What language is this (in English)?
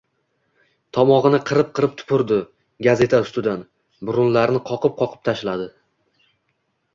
Uzbek